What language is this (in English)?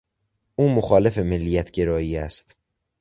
Persian